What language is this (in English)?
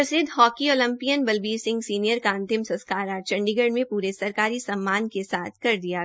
Hindi